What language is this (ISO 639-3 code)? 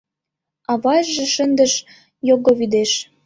chm